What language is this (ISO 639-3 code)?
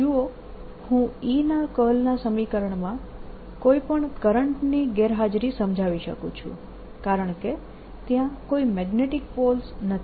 guj